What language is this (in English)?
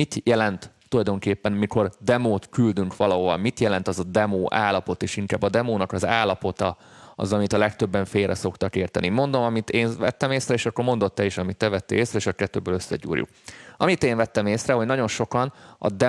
Hungarian